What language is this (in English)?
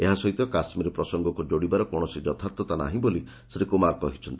Odia